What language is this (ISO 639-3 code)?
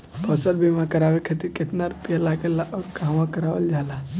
bho